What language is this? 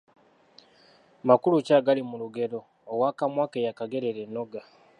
Ganda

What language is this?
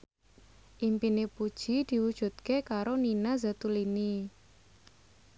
Javanese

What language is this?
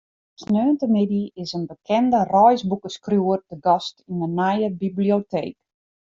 Western Frisian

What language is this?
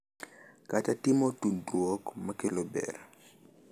Luo (Kenya and Tanzania)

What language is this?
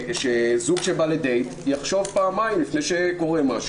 Hebrew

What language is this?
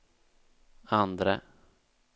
Swedish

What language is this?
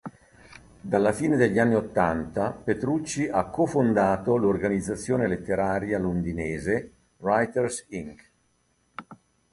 Italian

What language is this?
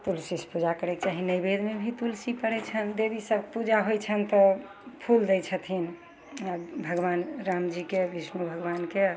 Maithili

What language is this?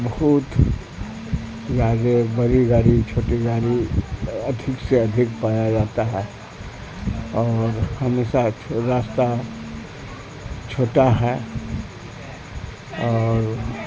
Urdu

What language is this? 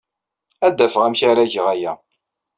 Kabyle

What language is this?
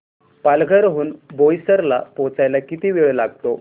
Marathi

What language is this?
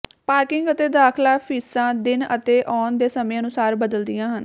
Punjabi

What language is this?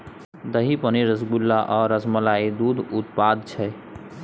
Maithili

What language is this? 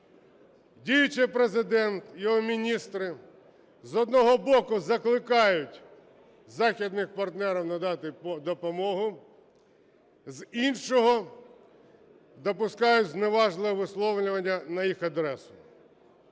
Ukrainian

